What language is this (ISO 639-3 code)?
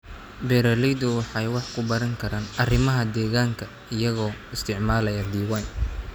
som